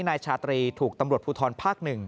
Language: Thai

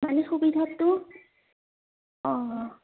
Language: Assamese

